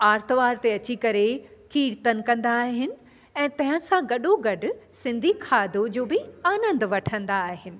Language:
Sindhi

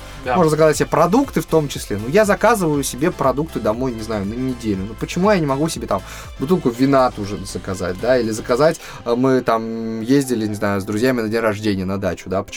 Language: Russian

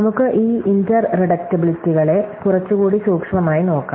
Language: Malayalam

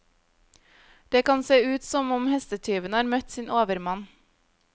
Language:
Norwegian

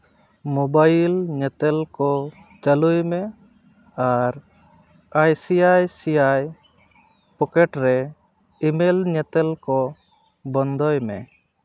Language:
Santali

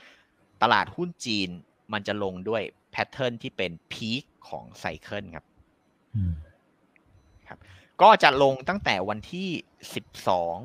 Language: Thai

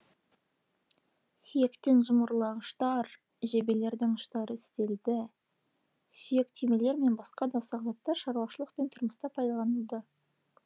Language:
Kazakh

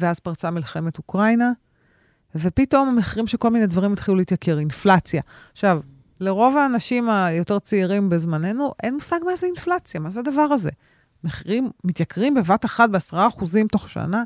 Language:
Hebrew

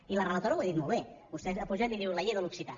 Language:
Catalan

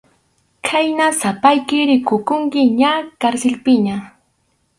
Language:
Arequipa-La Unión Quechua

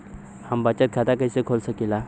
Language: Bhojpuri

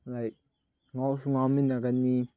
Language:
Manipuri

